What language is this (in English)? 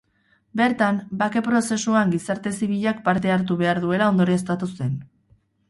Basque